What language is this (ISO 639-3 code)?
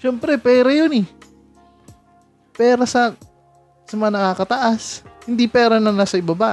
fil